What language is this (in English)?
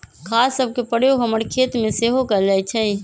Magahi